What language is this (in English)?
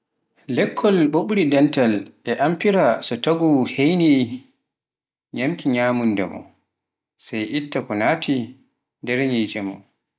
Pular